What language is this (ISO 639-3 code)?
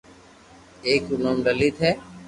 lrk